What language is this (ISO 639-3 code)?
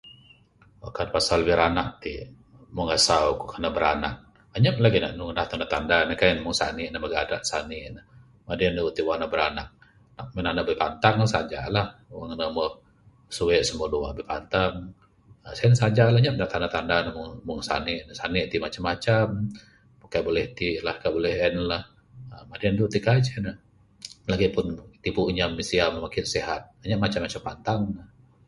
sdo